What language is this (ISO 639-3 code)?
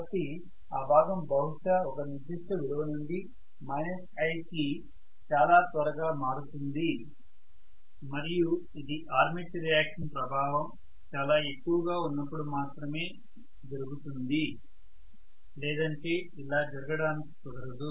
tel